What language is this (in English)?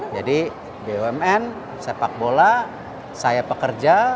Indonesian